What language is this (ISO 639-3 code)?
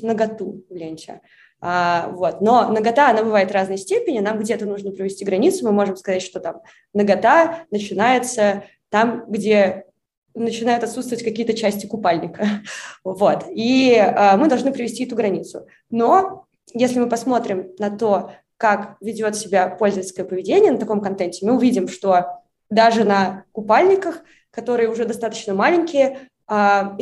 rus